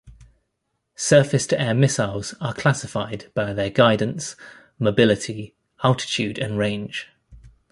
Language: English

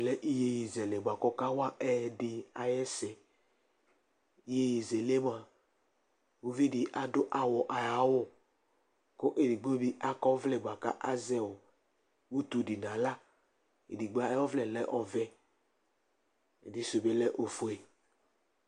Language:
Ikposo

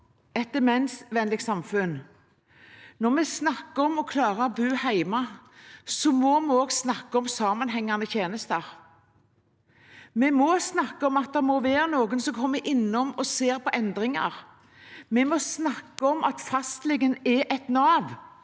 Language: Norwegian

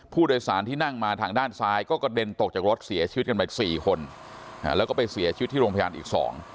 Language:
Thai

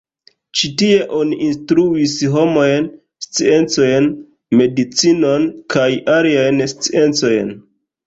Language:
Esperanto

